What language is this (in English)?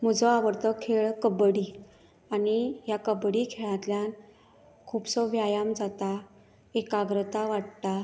Konkani